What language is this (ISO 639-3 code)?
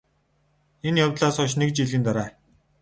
mon